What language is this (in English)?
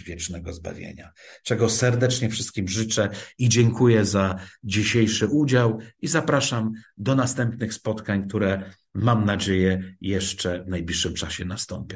Polish